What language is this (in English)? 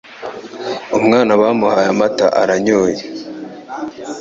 Kinyarwanda